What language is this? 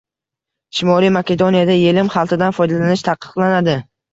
Uzbek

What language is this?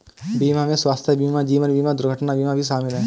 Hindi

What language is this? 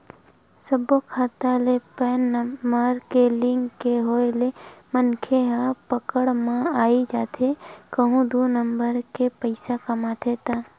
Chhattisgarhi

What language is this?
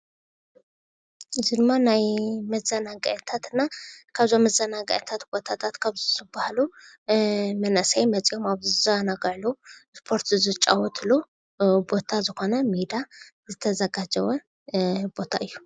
Tigrinya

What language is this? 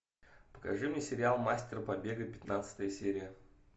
Russian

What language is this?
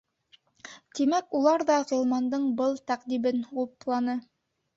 Bashkir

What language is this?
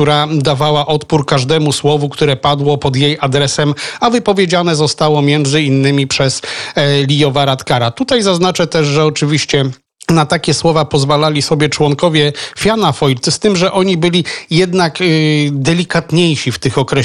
Polish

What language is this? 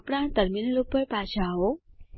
Gujarati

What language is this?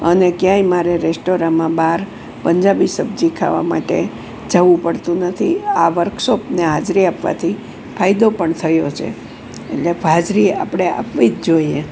Gujarati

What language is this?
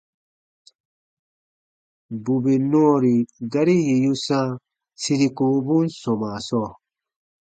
Baatonum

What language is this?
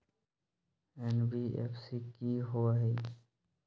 Magahi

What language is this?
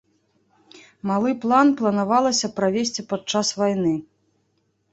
Belarusian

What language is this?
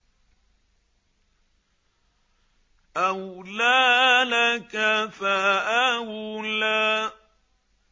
Arabic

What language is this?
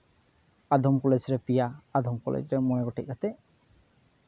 Santali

